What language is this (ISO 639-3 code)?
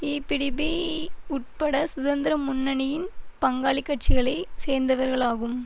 tam